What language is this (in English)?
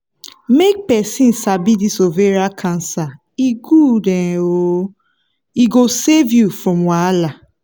Nigerian Pidgin